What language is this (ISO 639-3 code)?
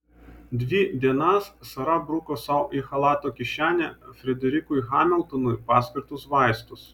lit